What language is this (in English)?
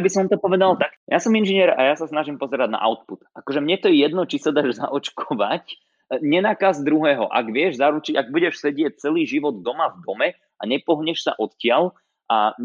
Slovak